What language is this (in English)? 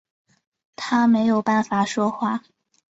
Chinese